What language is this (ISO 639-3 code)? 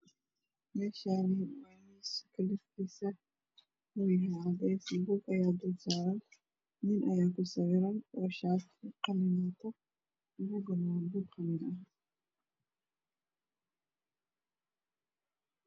som